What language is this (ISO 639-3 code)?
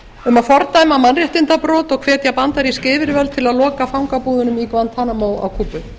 isl